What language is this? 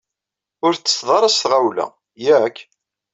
Kabyle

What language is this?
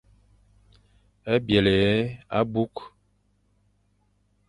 Fang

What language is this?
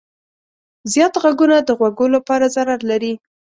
Pashto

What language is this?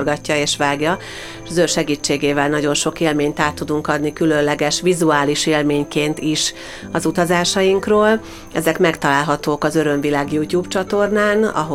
Hungarian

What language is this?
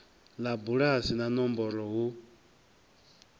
Venda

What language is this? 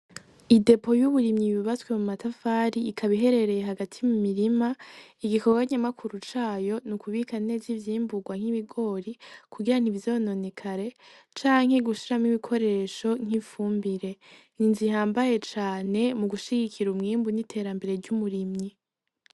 Rundi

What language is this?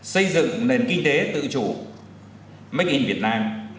Vietnamese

